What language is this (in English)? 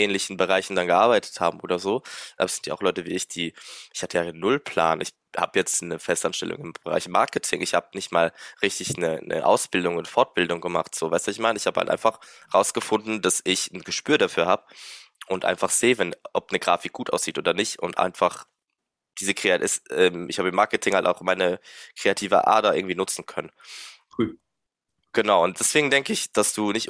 German